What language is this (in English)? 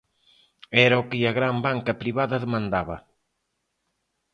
Galician